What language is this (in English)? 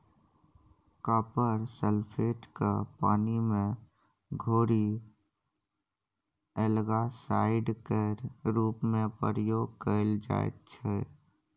Maithili